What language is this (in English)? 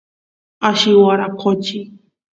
Santiago del Estero Quichua